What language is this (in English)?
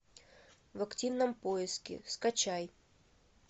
Russian